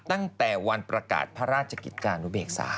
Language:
Thai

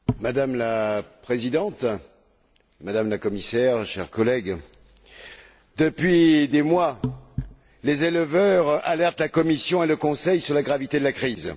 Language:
French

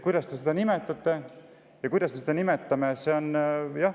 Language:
Estonian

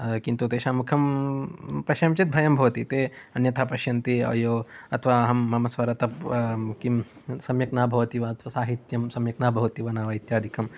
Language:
Sanskrit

